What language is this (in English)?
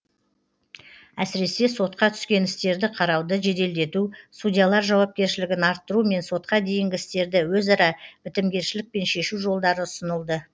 Kazakh